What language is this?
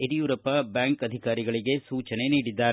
Kannada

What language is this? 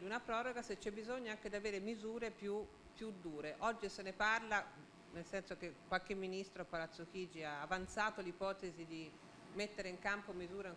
Italian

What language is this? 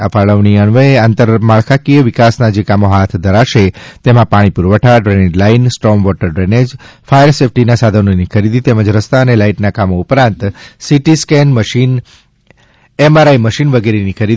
Gujarati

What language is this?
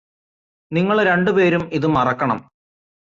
Malayalam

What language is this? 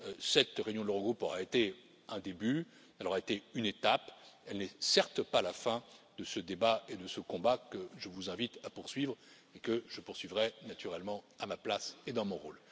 French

